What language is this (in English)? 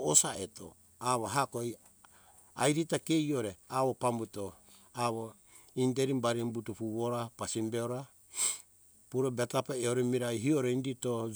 Hunjara-Kaina Ke